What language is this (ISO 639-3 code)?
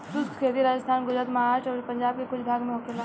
bho